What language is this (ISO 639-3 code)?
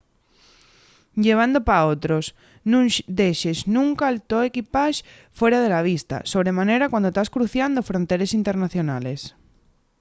ast